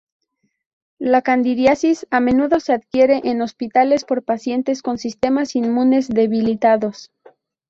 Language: Spanish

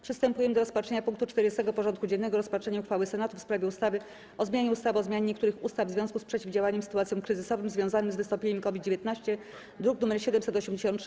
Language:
Polish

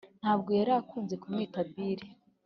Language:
Kinyarwanda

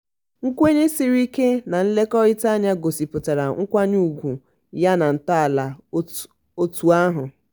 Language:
Igbo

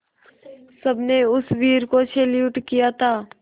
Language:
Hindi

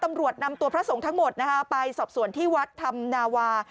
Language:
Thai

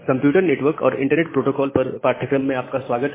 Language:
Hindi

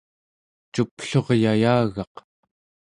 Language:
Central Yupik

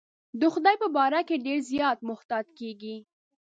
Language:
Pashto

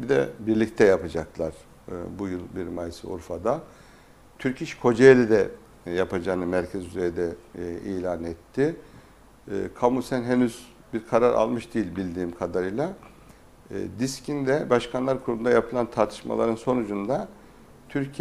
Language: Turkish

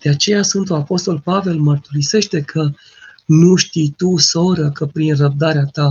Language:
Romanian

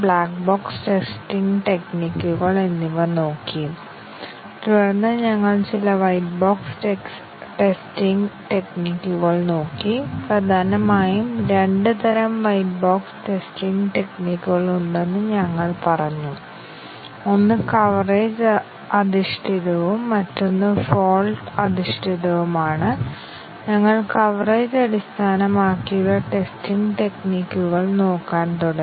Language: Malayalam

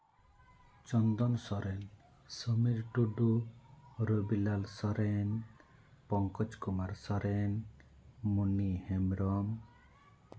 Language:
Santali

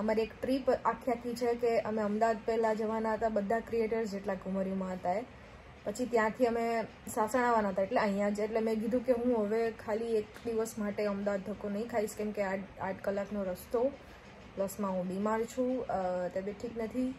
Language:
Hindi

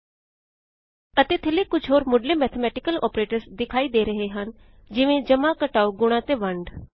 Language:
Punjabi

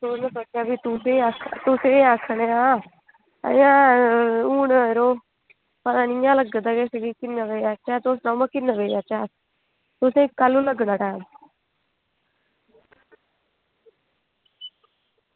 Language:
Dogri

